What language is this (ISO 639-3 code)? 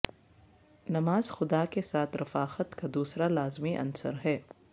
urd